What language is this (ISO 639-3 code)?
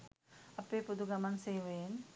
sin